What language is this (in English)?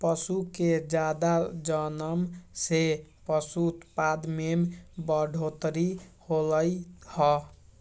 Magahi